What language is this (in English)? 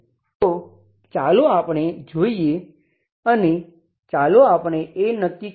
Gujarati